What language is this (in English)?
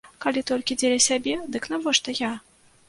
Belarusian